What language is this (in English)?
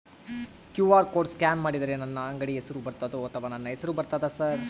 Kannada